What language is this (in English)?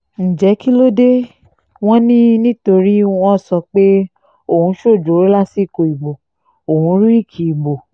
Yoruba